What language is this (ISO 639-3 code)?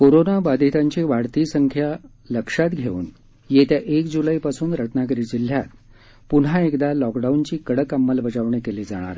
mar